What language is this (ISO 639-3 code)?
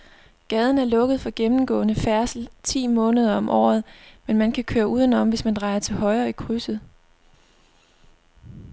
dan